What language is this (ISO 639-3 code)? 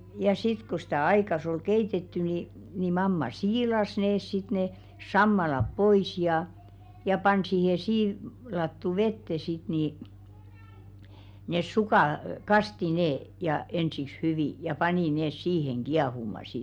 fin